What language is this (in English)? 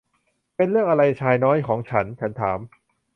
Thai